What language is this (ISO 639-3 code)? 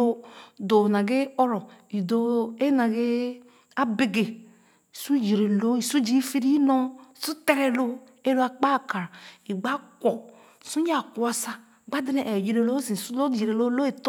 ogo